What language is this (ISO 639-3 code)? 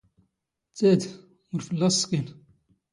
zgh